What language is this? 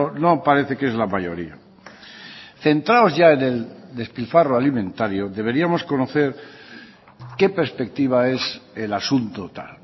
Spanish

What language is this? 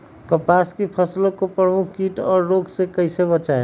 Magahi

